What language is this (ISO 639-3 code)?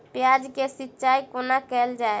mai